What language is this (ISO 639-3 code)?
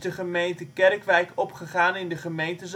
nld